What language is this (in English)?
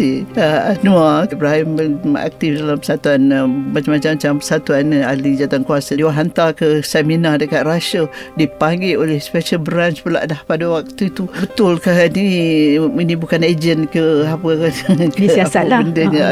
Malay